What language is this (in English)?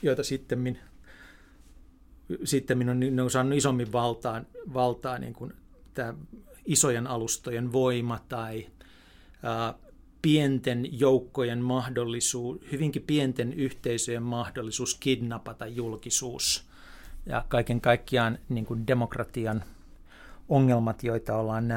Finnish